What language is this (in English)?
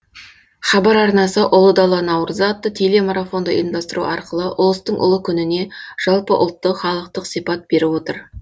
Kazakh